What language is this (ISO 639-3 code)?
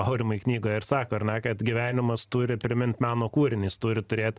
lit